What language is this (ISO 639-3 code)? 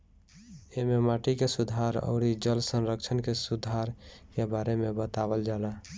bho